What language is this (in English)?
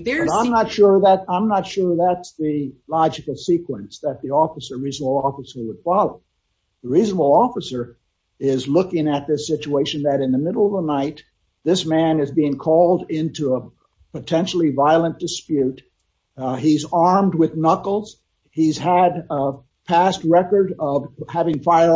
English